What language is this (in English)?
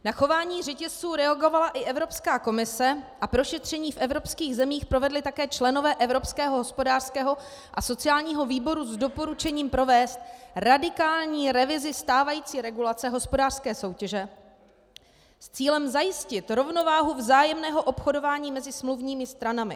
Czech